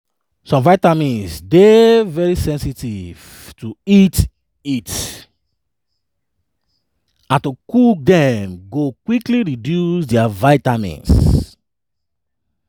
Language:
Nigerian Pidgin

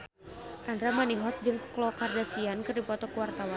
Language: Sundanese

